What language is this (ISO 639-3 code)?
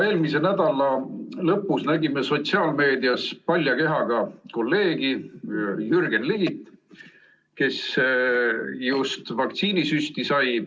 est